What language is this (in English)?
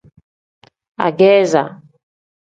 Tem